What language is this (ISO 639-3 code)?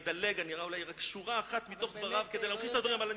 heb